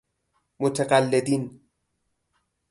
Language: Persian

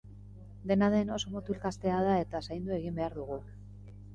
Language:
Basque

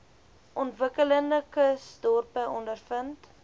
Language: Afrikaans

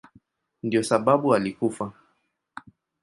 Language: Swahili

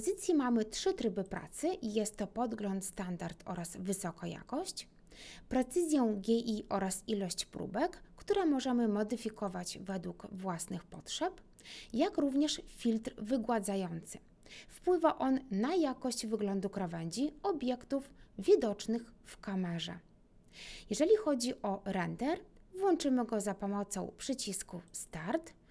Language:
Polish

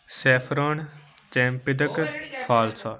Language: Punjabi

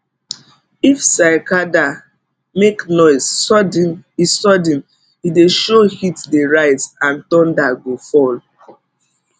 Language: Nigerian Pidgin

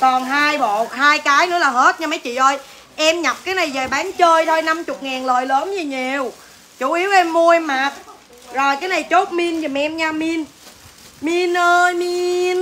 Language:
Vietnamese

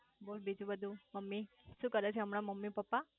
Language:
Gujarati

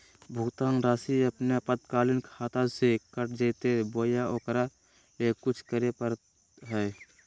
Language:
Magahi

